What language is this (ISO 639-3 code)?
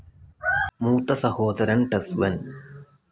mal